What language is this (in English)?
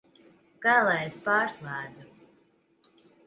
Latvian